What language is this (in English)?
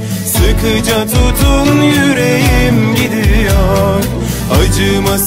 Turkish